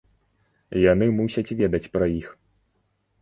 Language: Belarusian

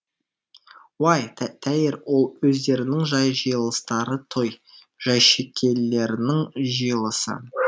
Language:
Kazakh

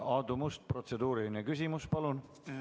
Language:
Estonian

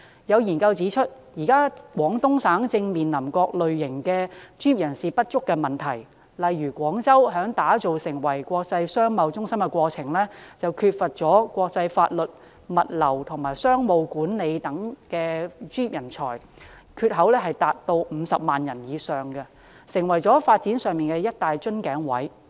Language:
Cantonese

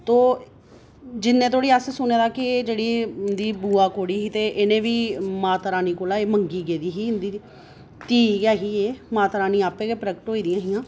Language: Dogri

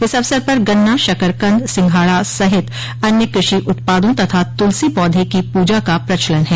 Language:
Hindi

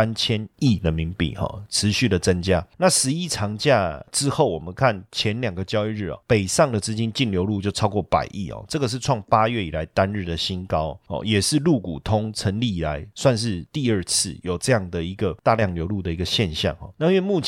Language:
Chinese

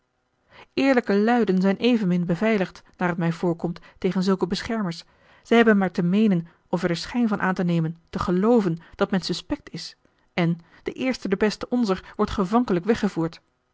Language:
Dutch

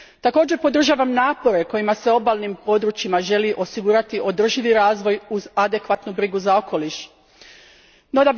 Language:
Croatian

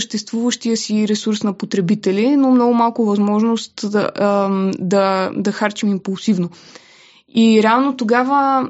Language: Bulgarian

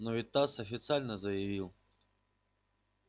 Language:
Russian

